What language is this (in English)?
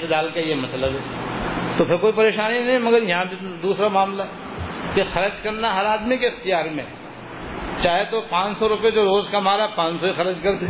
Urdu